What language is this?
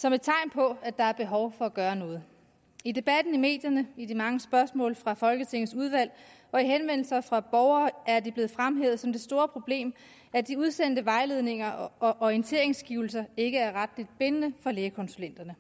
Danish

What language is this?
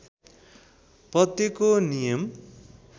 Nepali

